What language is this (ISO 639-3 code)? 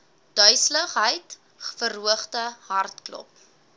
afr